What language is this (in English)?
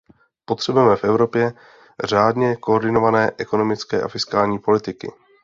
Czech